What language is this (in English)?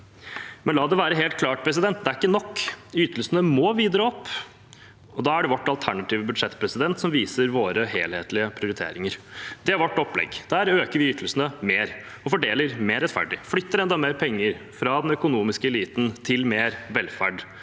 Norwegian